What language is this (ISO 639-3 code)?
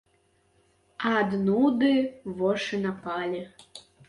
bel